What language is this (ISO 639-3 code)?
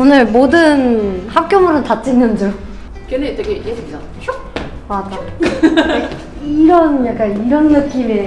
kor